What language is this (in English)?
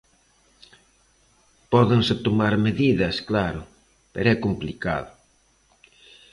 Galician